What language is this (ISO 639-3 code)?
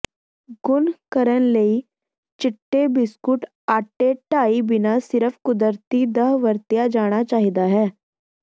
pan